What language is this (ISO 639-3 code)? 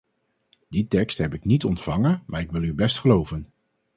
nld